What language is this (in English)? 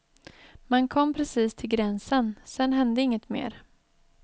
Swedish